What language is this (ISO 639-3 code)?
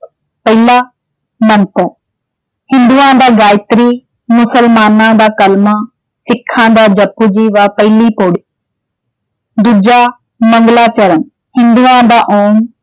pan